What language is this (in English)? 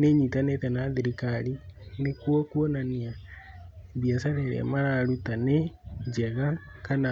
Kikuyu